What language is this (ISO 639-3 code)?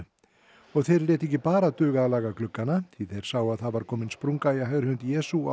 isl